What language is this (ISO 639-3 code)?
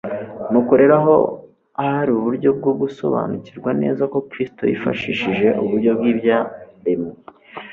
kin